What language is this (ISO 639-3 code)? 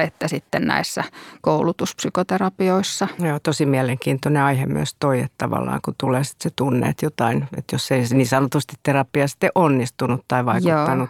fin